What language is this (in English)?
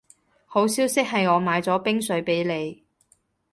Cantonese